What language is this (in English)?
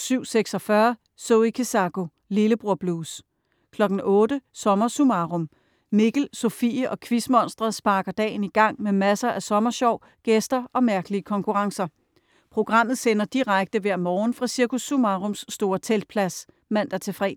Danish